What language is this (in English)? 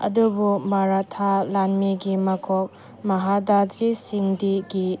Manipuri